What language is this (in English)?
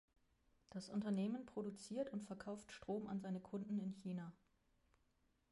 German